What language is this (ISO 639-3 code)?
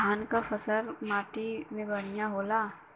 bho